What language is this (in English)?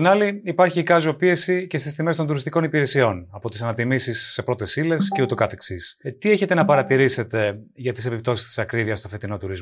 Greek